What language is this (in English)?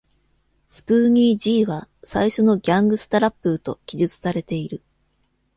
Japanese